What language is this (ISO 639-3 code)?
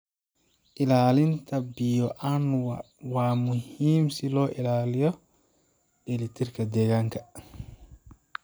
som